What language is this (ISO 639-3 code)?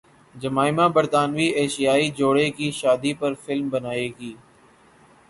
urd